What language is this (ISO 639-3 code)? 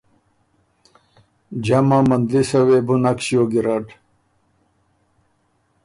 oru